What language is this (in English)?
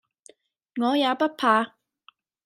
Cantonese